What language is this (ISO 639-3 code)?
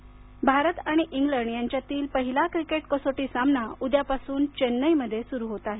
mar